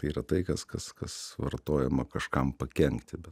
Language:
Lithuanian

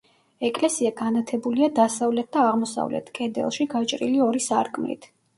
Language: Georgian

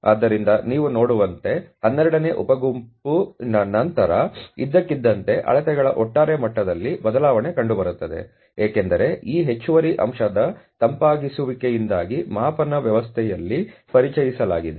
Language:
Kannada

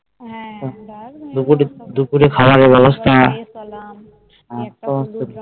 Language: Bangla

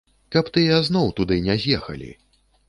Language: Belarusian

